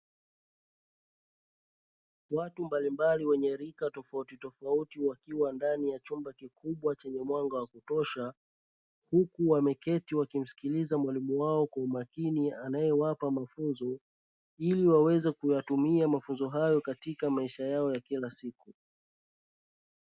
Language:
Swahili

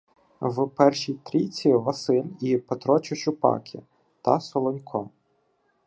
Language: Ukrainian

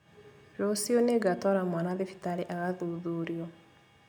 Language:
Kikuyu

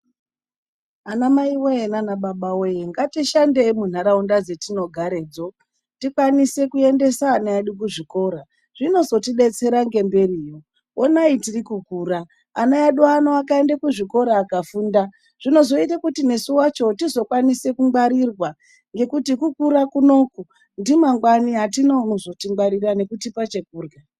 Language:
Ndau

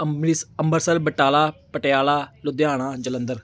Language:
Punjabi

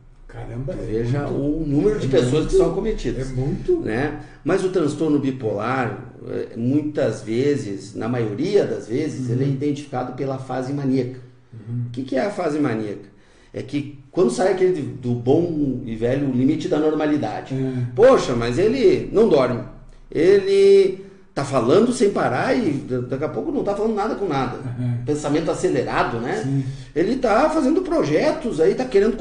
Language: Portuguese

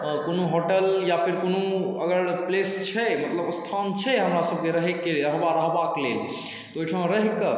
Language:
Maithili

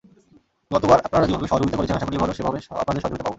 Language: Bangla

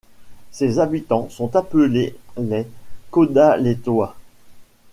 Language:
French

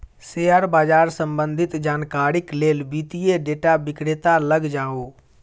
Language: Maithili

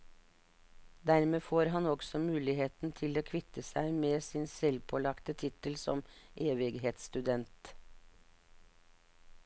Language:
Norwegian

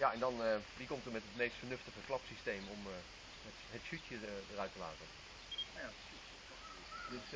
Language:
Dutch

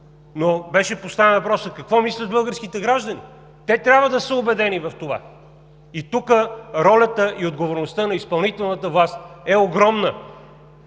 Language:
Bulgarian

